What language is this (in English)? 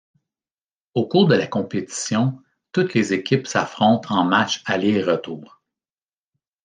French